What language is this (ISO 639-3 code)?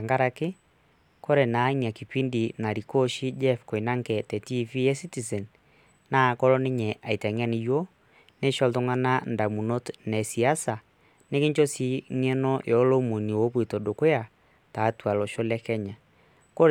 mas